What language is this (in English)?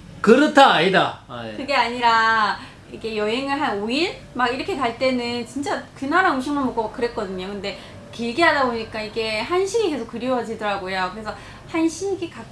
Korean